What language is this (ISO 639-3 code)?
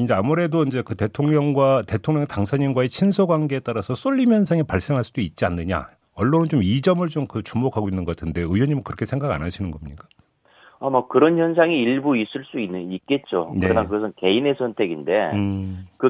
kor